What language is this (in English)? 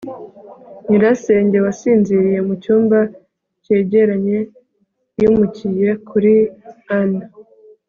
Kinyarwanda